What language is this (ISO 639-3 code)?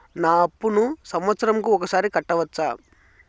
tel